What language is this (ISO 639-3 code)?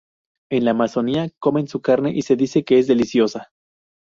spa